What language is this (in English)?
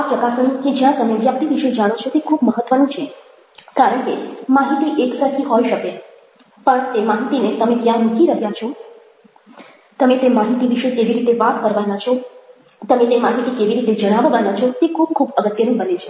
Gujarati